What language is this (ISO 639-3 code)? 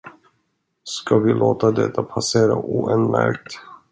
swe